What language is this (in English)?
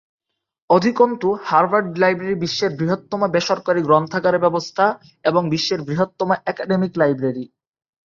Bangla